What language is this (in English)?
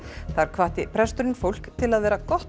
Icelandic